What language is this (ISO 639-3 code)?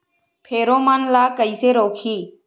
hne